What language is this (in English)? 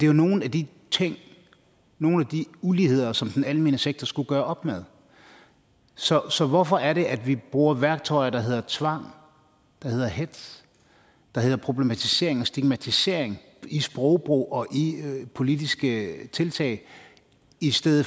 Danish